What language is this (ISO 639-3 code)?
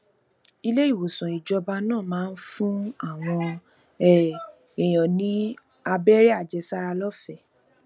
yor